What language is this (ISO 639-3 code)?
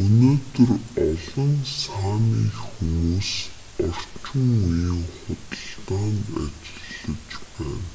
mon